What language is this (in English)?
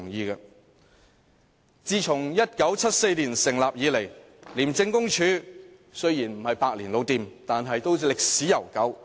Cantonese